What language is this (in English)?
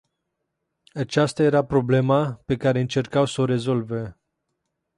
Romanian